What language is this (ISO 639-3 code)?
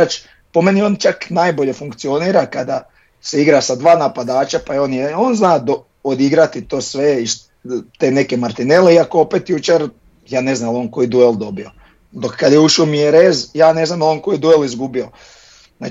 hrv